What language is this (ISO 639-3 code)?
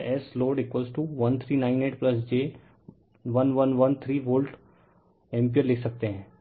hin